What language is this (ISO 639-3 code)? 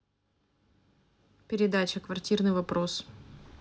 rus